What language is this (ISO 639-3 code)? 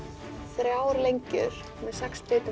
isl